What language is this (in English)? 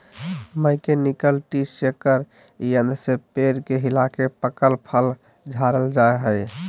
Magahi